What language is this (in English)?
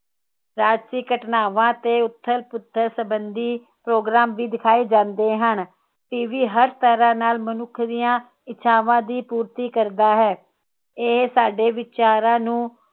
Punjabi